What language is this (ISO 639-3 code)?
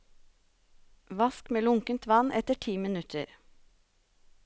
nor